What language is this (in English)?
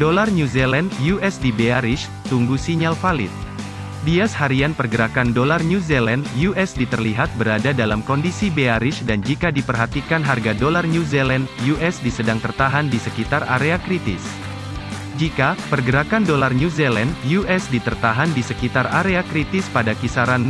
Indonesian